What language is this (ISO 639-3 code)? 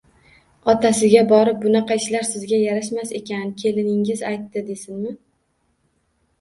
uzb